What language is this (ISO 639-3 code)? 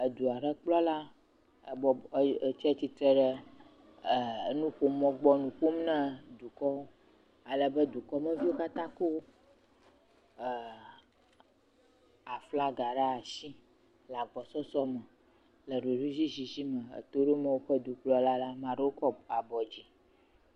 ewe